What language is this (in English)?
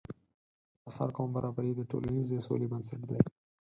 Pashto